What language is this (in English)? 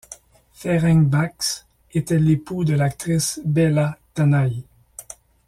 French